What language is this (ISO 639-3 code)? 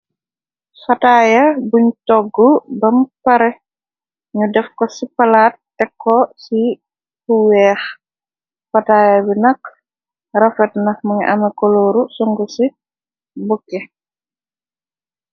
wol